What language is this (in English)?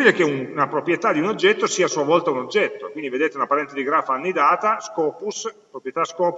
Italian